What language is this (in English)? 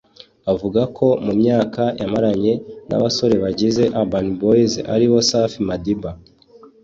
Kinyarwanda